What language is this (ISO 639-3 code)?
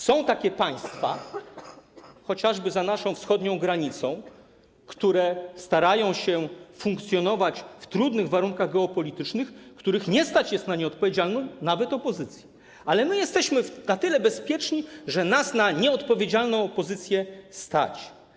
pol